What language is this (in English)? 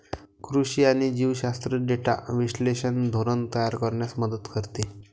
Marathi